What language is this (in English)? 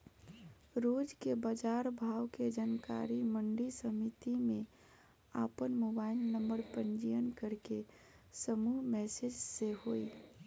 Bhojpuri